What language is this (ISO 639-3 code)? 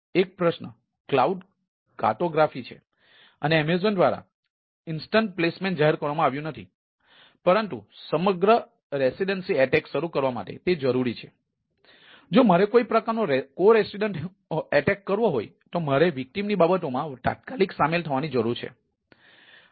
guj